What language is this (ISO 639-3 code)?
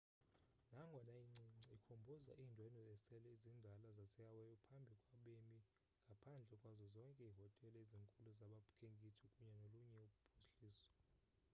xho